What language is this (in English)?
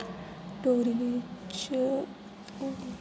Dogri